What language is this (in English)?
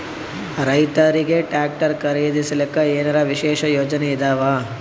Kannada